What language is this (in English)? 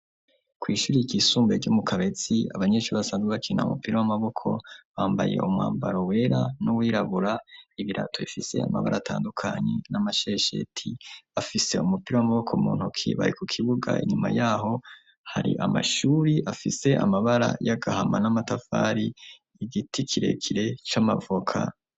Rundi